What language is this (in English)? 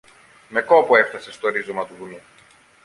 Greek